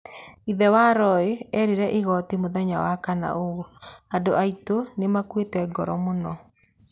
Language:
Kikuyu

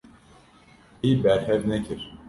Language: Kurdish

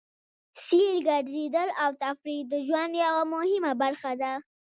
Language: Pashto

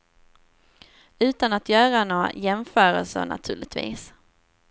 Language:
Swedish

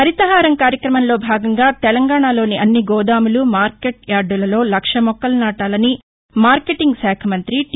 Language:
Telugu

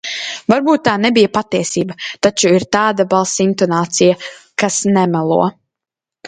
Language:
Latvian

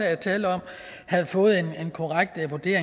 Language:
Danish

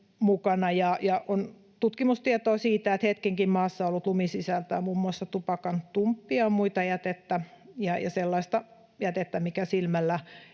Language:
Finnish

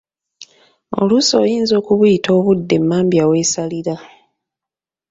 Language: Ganda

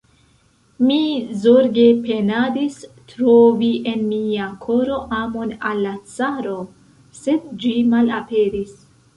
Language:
Esperanto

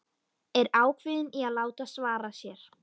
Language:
Icelandic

